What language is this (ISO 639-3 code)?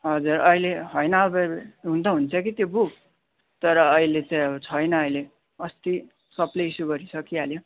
nep